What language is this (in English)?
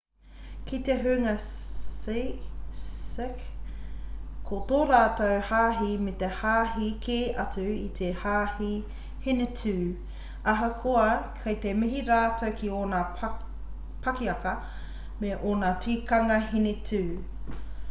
Māori